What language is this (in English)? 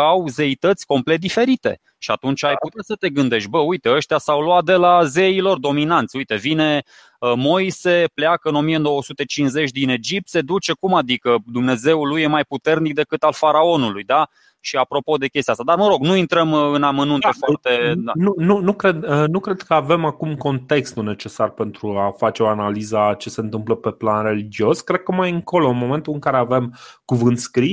Romanian